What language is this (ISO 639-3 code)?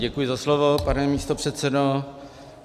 ces